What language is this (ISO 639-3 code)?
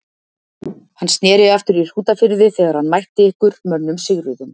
isl